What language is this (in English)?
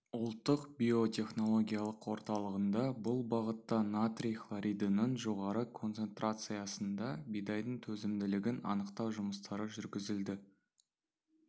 Kazakh